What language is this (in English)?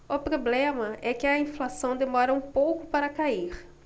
Portuguese